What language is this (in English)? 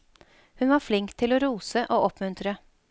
Norwegian